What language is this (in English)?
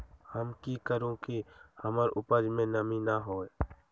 Magahi